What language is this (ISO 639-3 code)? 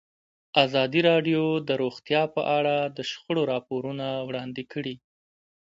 pus